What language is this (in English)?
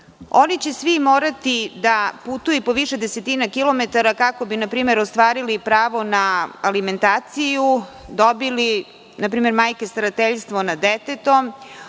Serbian